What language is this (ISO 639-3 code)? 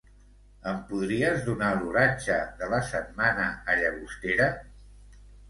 cat